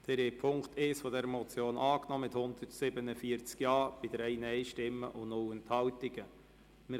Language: Swiss German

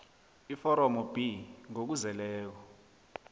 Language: South Ndebele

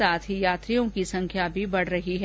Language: Hindi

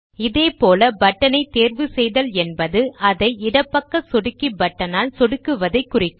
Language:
Tamil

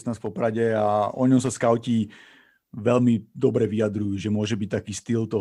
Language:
Slovak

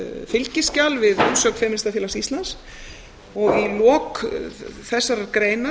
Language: Icelandic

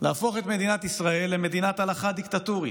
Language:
Hebrew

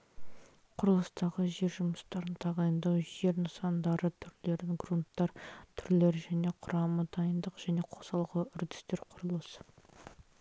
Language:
Kazakh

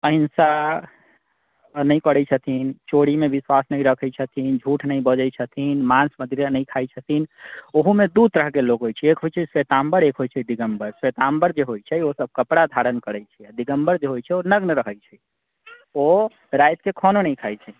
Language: Maithili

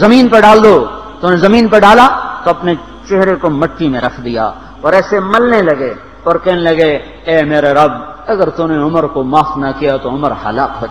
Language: Urdu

